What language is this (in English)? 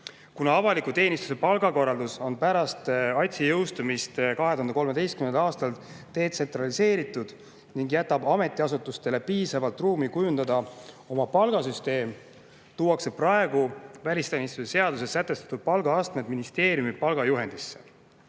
Estonian